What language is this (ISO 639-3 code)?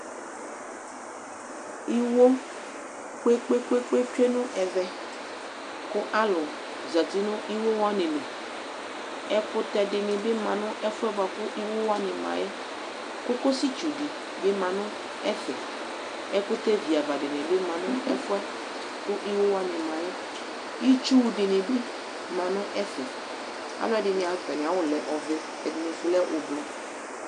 kpo